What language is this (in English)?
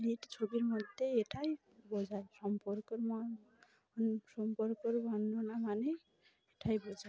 Bangla